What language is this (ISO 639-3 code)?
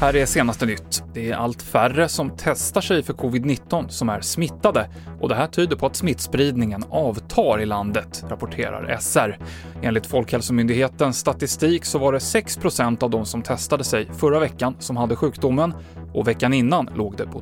swe